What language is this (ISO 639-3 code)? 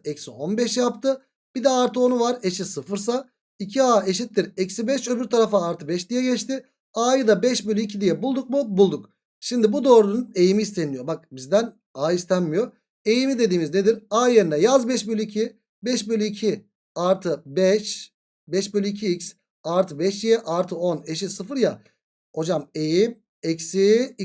tur